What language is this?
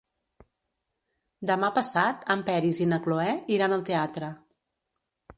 Catalan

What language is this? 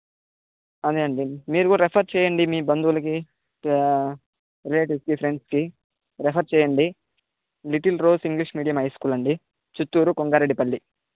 Telugu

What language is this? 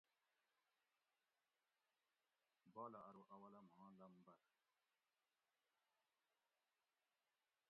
Gawri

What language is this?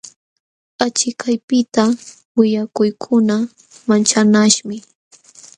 Jauja Wanca Quechua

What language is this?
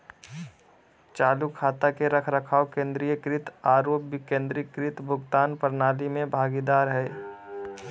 Magahi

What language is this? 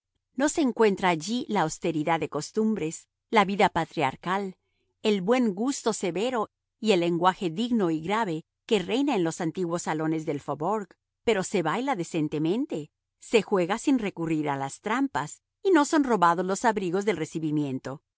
Spanish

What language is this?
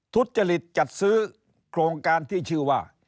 Thai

